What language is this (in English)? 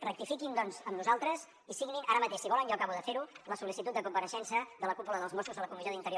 Catalan